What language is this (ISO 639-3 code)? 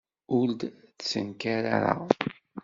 kab